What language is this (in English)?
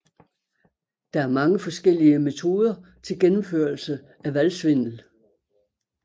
Danish